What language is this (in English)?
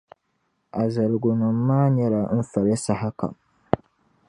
Dagbani